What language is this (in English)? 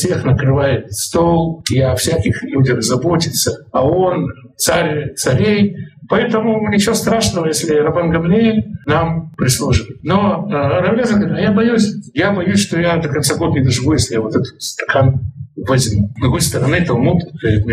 Russian